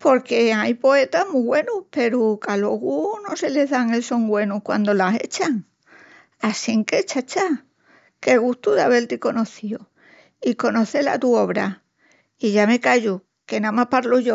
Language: Extremaduran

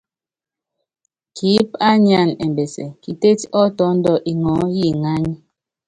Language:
Yangben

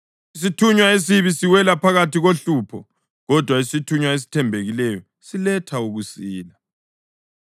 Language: North Ndebele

